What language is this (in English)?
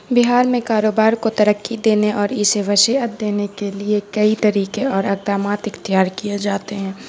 Urdu